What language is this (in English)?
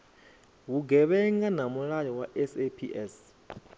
Venda